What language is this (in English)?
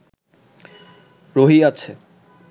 Bangla